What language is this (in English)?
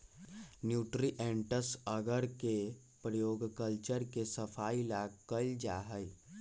Magahi